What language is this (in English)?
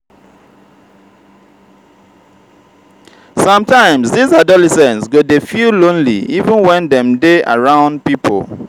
Nigerian Pidgin